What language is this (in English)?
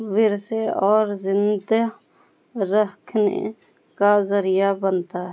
Urdu